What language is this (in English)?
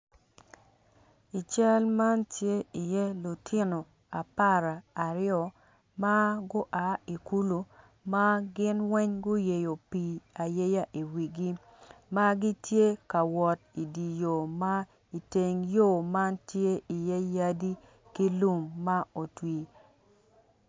Acoli